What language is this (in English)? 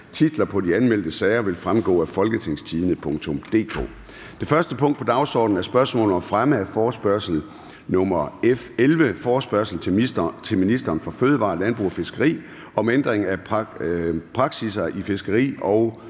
Danish